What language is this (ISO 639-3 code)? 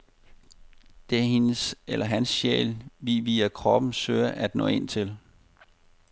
dan